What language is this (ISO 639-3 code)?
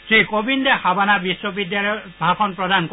asm